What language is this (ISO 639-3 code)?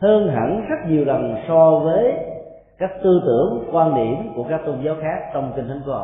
vie